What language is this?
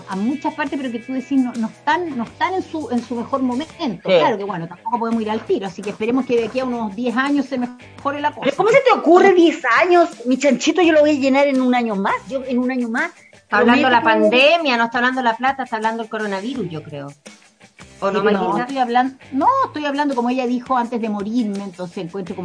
Spanish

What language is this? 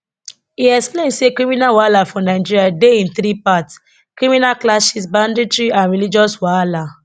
Nigerian Pidgin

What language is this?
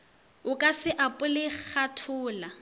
Northern Sotho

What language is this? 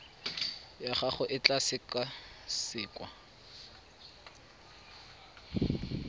Tswana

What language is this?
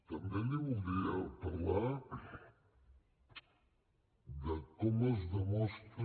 Catalan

